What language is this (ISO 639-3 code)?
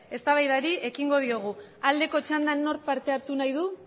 eus